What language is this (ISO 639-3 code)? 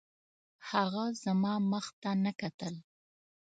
pus